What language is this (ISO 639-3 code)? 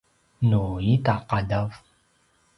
pwn